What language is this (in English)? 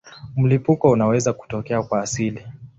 Swahili